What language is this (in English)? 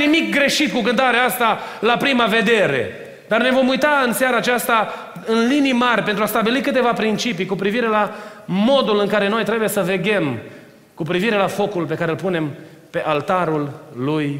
Romanian